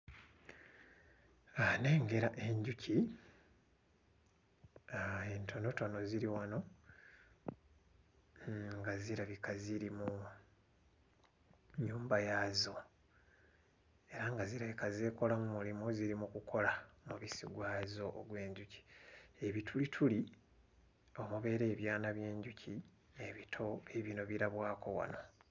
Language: Ganda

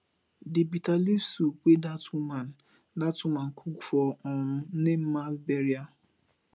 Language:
Nigerian Pidgin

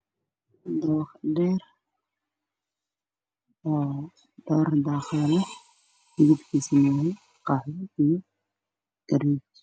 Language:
Somali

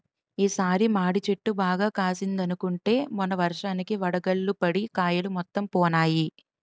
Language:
Telugu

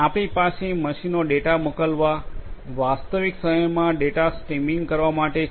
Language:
Gujarati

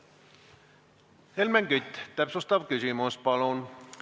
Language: Estonian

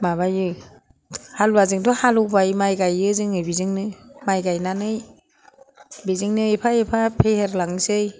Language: Bodo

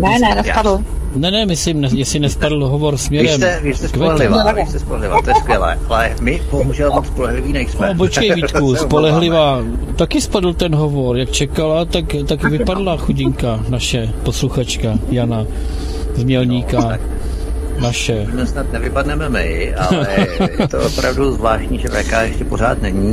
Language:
Czech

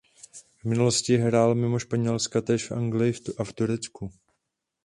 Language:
Czech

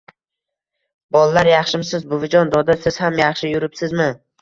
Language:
Uzbek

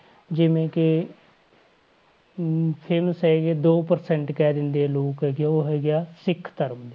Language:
Punjabi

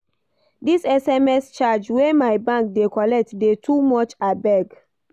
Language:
Nigerian Pidgin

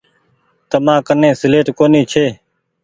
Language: Goaria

